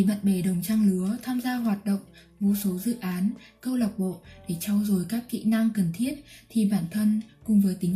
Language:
Vietnamese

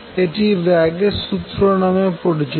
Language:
Bangla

